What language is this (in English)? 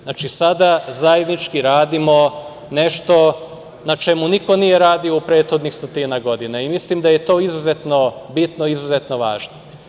Serbian